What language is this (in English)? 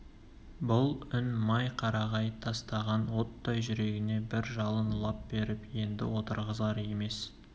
Kazakh